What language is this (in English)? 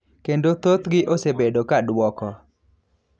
Luo (Kenya and Tanzania)